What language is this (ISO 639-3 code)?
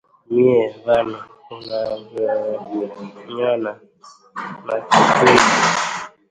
swa